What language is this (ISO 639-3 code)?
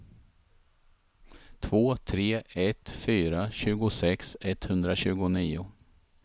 swe